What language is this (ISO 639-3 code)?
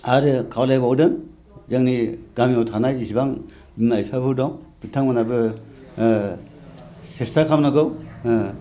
brx